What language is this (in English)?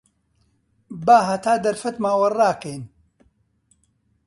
Central Kurdish